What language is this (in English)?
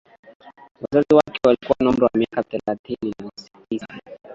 Swahili